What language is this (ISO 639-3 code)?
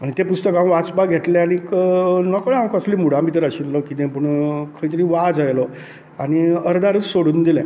kok